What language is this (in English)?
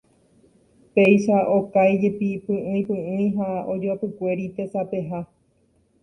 Guarani